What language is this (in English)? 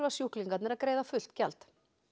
Icelandic